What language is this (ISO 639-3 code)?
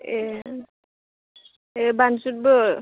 brx